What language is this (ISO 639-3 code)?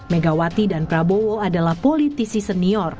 ind